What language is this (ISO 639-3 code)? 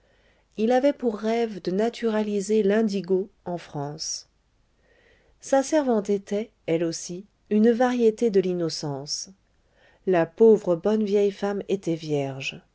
fra